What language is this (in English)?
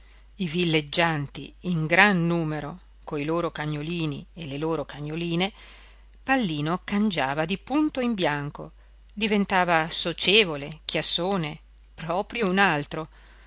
Italian